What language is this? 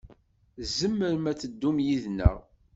Kabyle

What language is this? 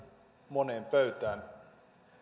Finnish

